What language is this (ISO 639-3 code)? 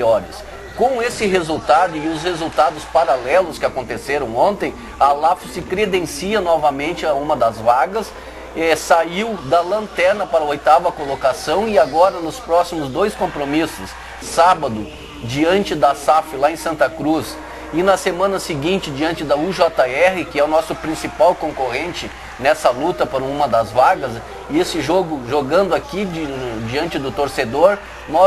por